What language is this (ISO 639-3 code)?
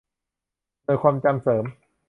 tha